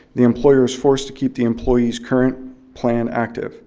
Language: English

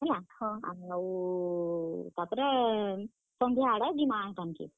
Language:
Odia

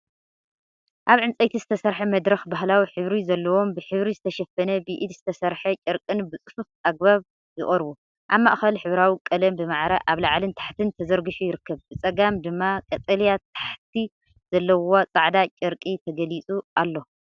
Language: Tigrinya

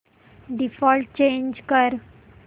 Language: Marathi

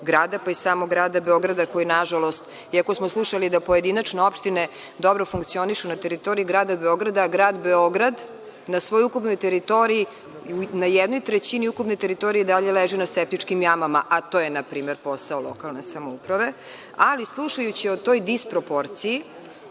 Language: Serbian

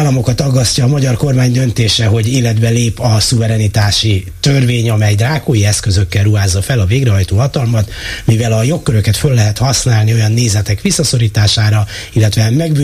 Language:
Hungarian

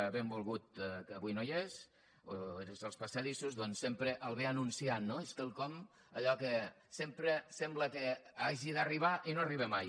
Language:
Catalan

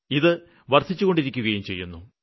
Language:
Malayalam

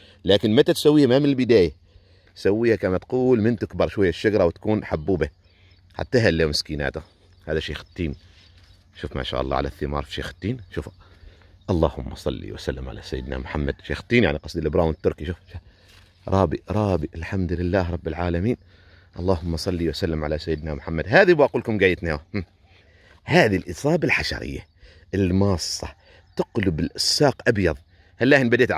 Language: Arabic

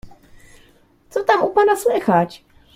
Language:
Polish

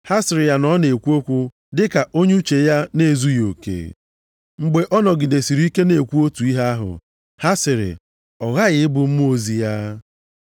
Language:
Igbo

